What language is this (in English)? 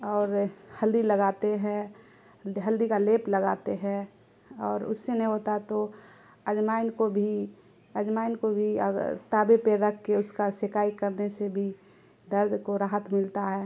Urdu